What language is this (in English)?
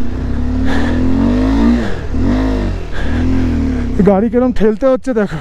Hindi